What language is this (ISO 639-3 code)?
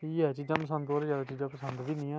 doi